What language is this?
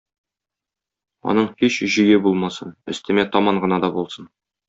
Tatar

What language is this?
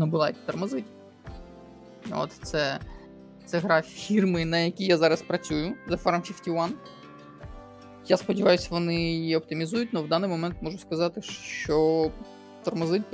Ukrainian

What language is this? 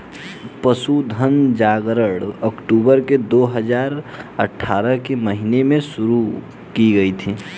Hindi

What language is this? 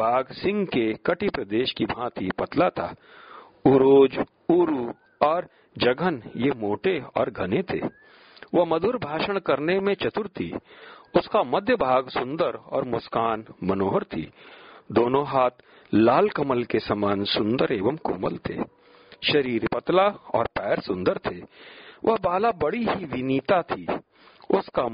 Hindi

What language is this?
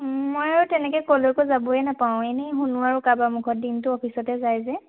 Assamese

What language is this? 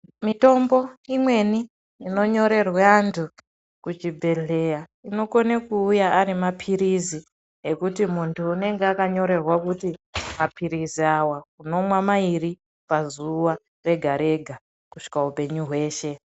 Ndau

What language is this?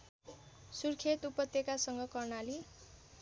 Nepali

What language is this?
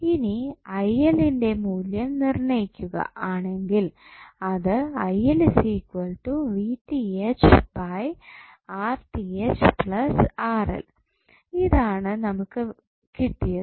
Malayalam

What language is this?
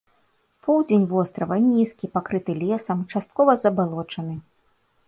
Belarusian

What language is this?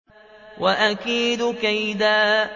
Arabic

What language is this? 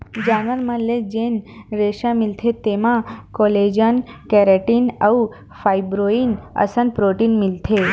Chhattisgarhi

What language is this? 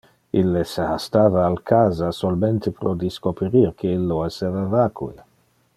Interlingua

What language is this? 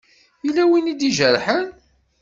Kabyle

